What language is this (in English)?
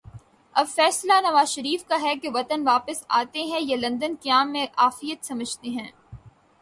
Urdu